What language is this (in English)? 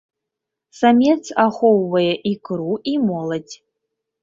Belarusian